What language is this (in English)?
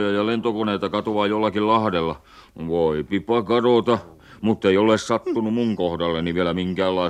Finnish